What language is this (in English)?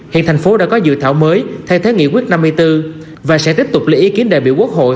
Vietnamese